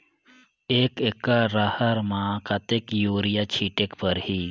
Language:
Chhattisgarhi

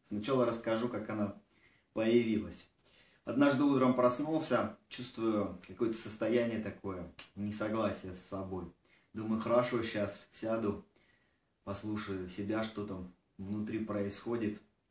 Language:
Russian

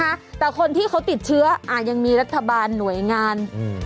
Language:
Thai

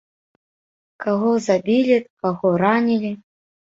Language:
Belarusian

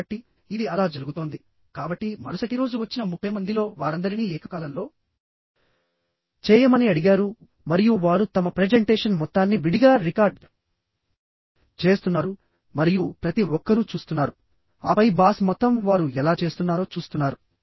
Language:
Telugu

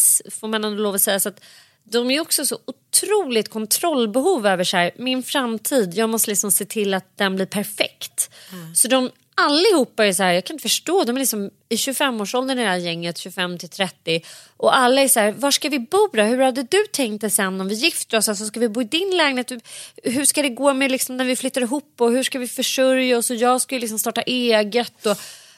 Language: Swedish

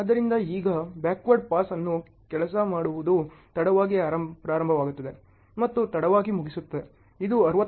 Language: Kannada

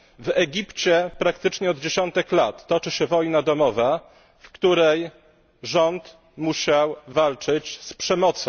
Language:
Polish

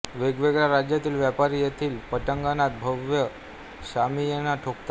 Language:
Marathi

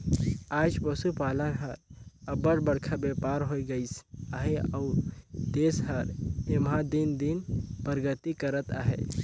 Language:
Chhattisgarhi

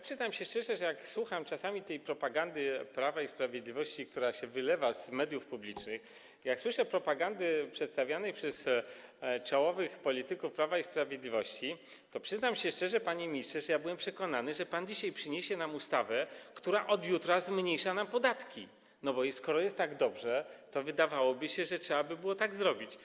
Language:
Polish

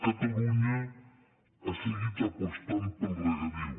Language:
Catalan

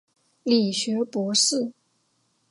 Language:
Chinese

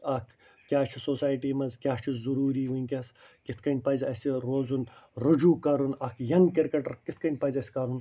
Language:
Kashmiri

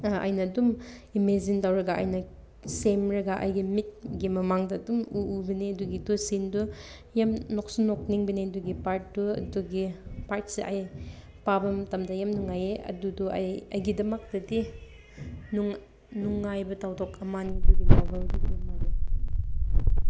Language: Manipuri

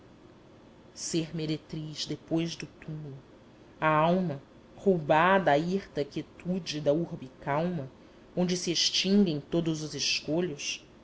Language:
Portuguese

